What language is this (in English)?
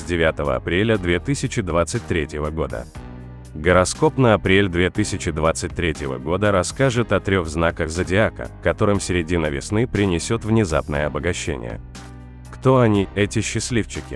Russian